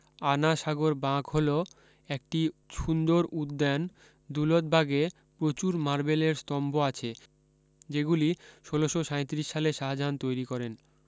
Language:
Bangla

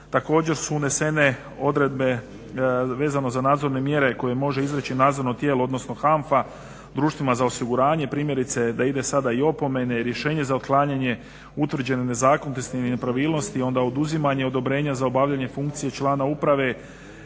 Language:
Croatian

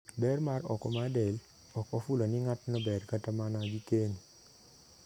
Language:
Luo (Kenya and Tanzania)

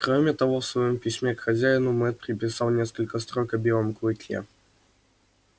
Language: Russian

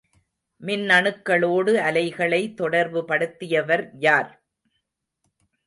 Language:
Tamil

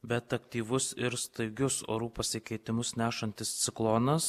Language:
Lithuanian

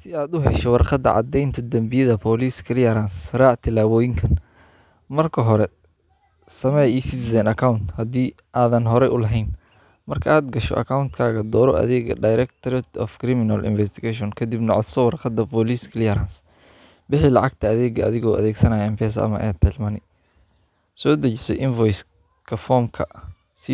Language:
Somali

